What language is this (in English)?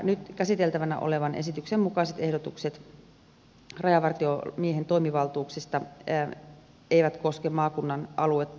Finnish